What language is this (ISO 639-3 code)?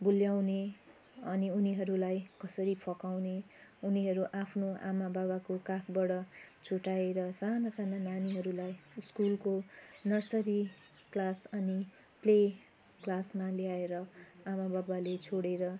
nep